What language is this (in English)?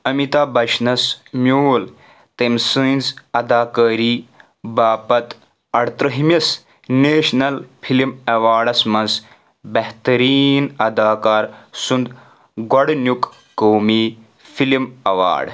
Kashmiri